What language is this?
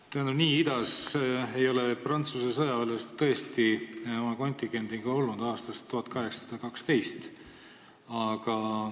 Estonian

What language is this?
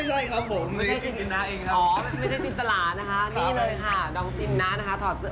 Thai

